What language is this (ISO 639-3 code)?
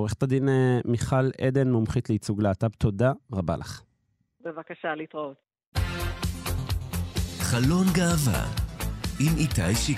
heb